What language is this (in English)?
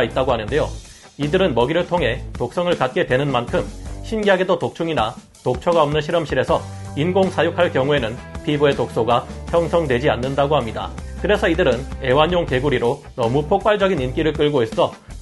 Korean